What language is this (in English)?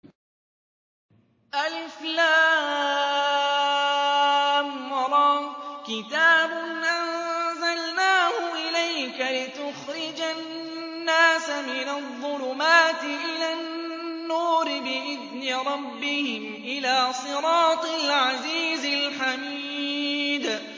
Arabic